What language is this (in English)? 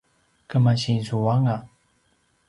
Paiwan